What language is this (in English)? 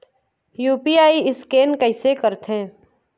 Chhattisgarhi